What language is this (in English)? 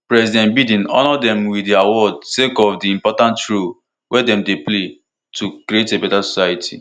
Nigerian Pidgin